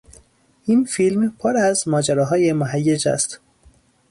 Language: Persian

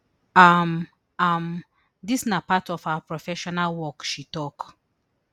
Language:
Nigerian Pidgin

